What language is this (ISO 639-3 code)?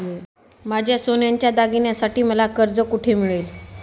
mar